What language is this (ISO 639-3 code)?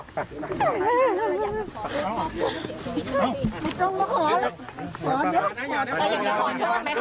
tha